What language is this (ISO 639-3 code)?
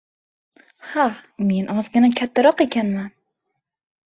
uzb